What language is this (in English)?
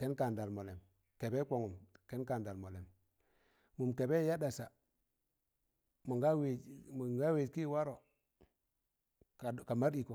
Tangale